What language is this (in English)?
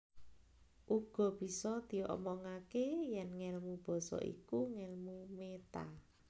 Javanese